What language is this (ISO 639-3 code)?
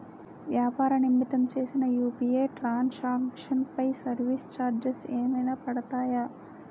tel